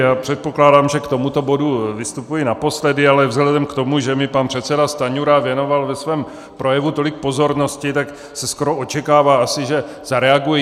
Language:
Czech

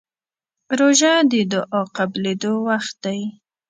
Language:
Pashto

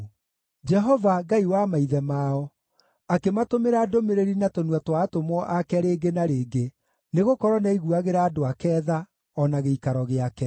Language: Kikuyu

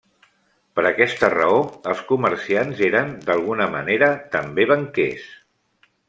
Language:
Catalan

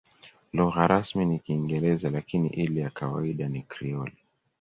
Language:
Swahili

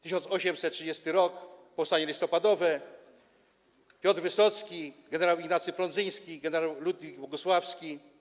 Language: Polish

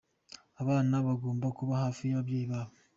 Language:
Kinyarwanda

